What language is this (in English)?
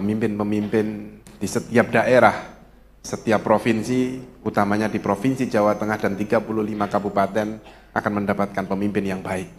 Indonesian